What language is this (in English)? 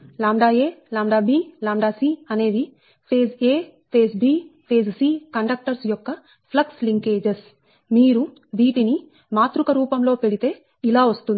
Telugu